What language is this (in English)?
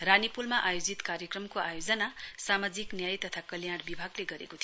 Nepali